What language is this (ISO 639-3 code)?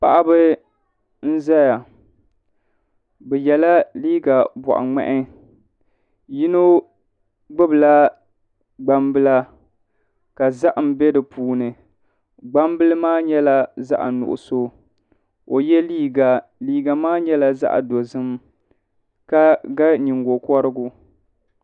dag